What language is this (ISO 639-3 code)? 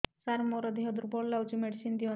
ori